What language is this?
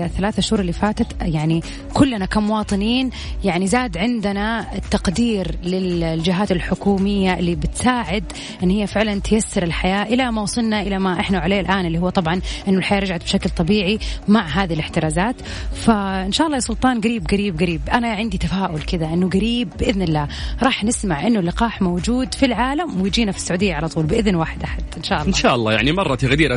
Arabic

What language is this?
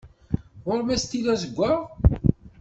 Kabyle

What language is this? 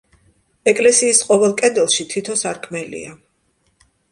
Georgian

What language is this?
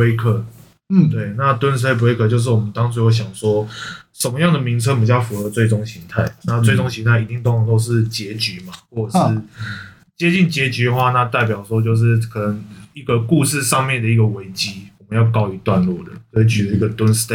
Chinese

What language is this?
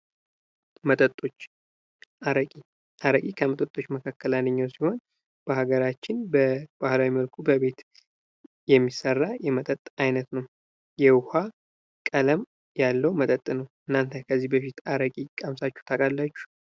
Amharic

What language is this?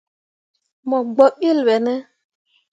Mundang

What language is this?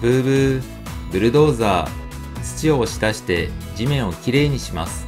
Japanese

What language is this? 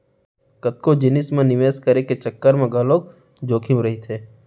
Chhattisgarhi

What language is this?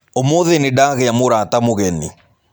Kikuyu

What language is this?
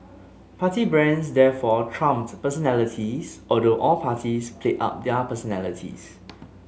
English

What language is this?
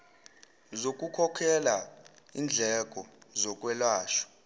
Zulu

